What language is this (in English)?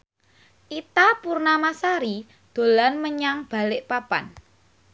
Javanese